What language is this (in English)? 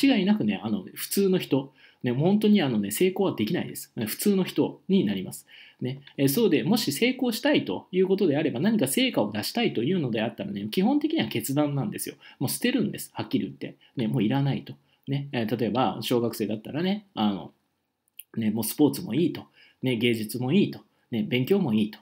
Japanese